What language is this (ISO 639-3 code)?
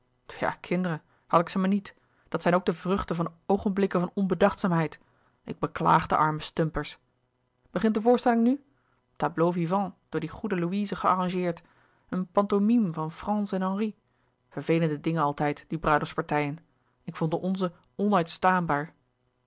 nld